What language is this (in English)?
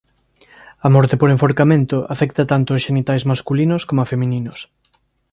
Galician